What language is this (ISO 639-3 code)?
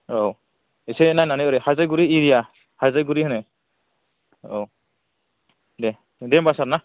brx